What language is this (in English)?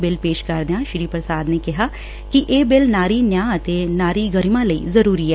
Punjabi